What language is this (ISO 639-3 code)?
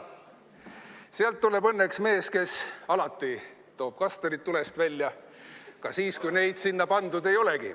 est